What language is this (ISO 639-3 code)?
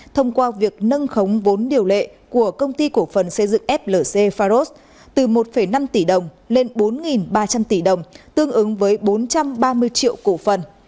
vie